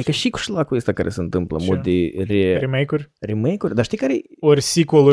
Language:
Romanian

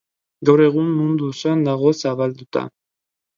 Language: Basque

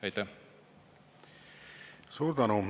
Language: Estonian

